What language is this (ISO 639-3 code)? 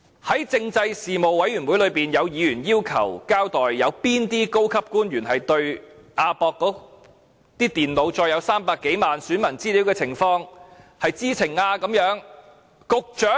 yue